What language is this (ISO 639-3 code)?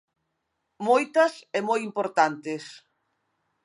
glg